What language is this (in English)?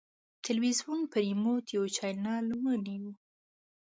Pashto